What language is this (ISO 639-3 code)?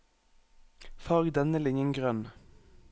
nor